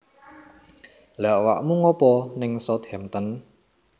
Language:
Javanese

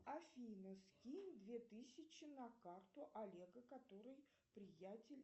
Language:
Russian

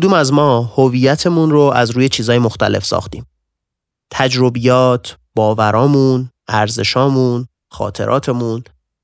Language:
Persian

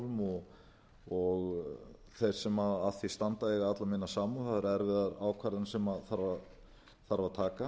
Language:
Icelandic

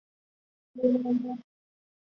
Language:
Chinese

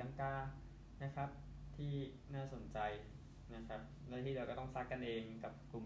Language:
Thai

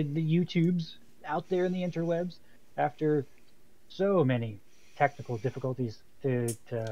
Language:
English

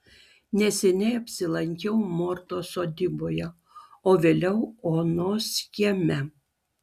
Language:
Lithuanian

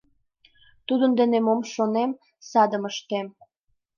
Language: Mari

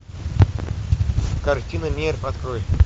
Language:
Russian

